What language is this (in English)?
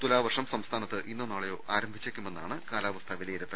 Malayalam